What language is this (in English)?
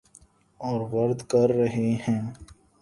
Urdu